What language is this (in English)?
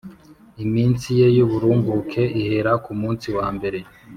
Kinyarwanda